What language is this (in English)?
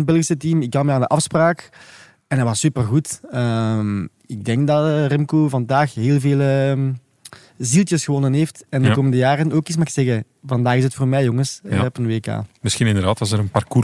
Dutch